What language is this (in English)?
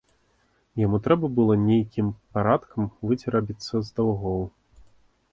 Belarusian